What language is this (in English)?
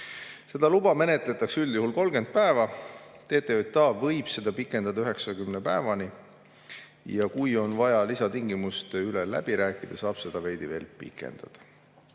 Estonian